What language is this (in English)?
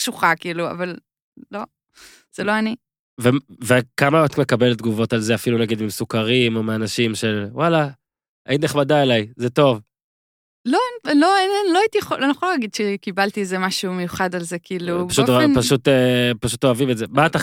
Hebrew